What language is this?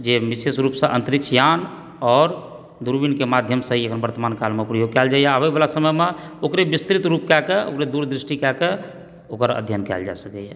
Maithili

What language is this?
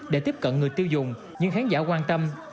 Vietnamese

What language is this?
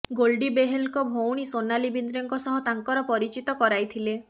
Odia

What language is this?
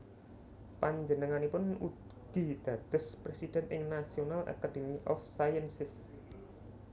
Javanese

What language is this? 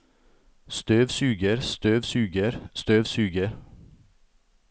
Norwegian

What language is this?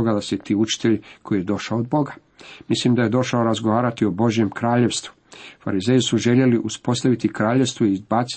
Croatian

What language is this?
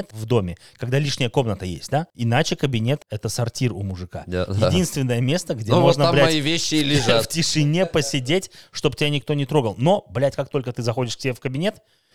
Russian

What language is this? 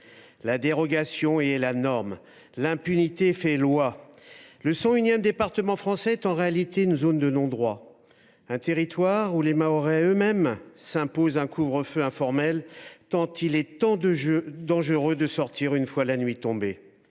French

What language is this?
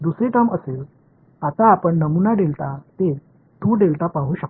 Marathi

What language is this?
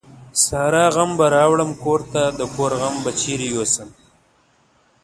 Pashto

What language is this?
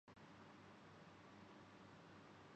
Urdu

